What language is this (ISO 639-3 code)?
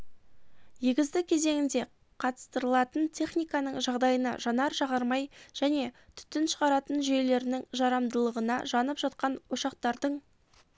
kaz